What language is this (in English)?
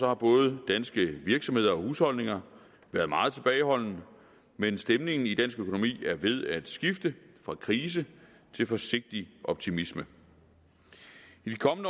Danish